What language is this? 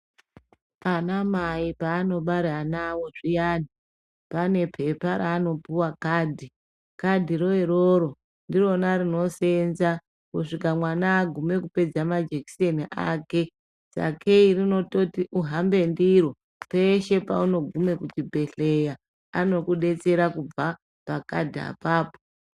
Ndau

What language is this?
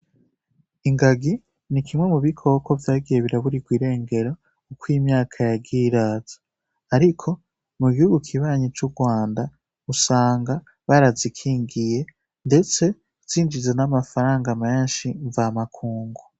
Rundi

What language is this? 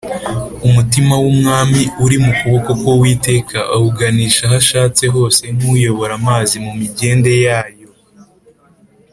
Kinyarwanda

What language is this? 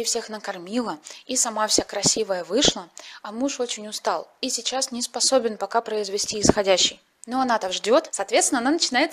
Russian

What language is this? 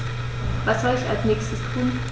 German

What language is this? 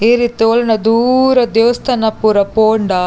Tulu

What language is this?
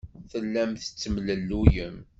Kabyle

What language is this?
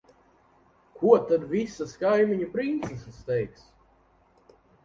Latvian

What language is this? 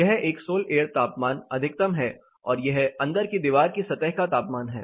Hindi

